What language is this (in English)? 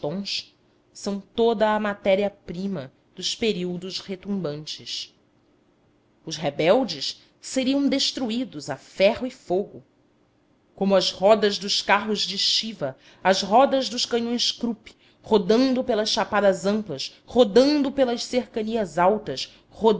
Portuguese